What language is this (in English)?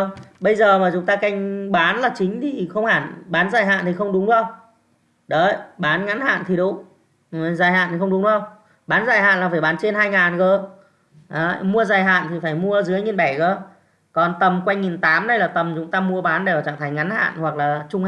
Vietnamese